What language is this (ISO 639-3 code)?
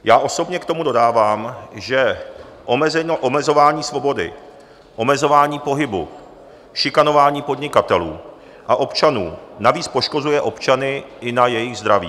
ces